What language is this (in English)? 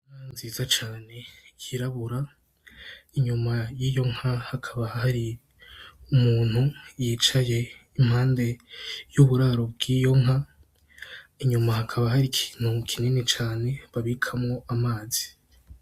Rundi